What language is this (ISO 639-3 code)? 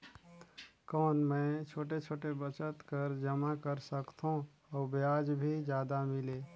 hne